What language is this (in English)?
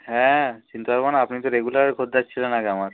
Bangla